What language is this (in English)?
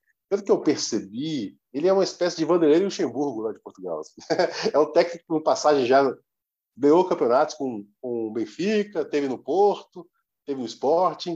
Portuguese